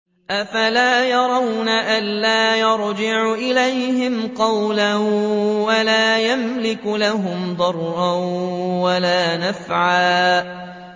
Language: Arabic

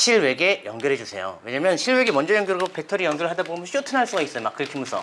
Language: Korean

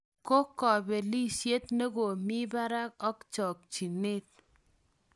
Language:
Kalenjin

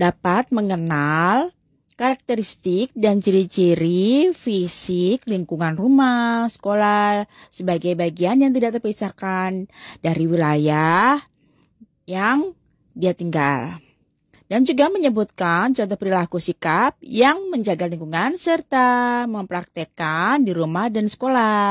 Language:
Indonesian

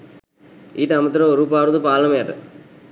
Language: Sinhala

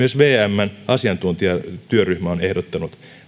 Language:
Finnish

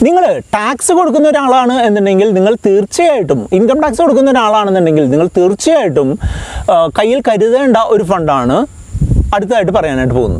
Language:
Turkish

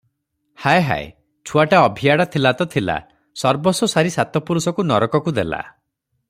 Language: Odia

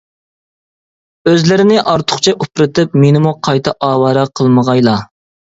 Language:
Uyghur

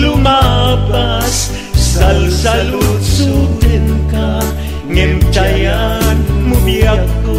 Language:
Filipino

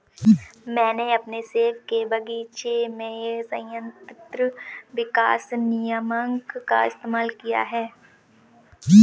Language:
Hindi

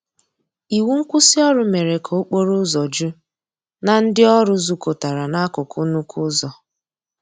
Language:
Igbo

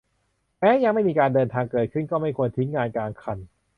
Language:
Thai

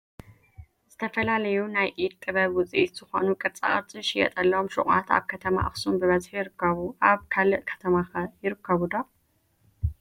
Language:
Tigrinya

